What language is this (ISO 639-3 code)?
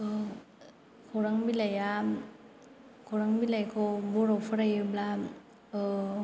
brx